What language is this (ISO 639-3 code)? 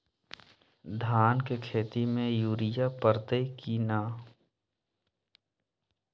mag